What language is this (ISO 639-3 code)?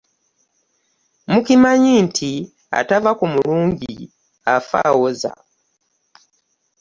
lug